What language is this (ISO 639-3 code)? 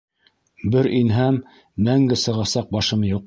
bak